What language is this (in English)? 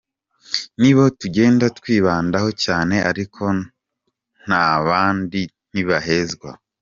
Kinyarwanda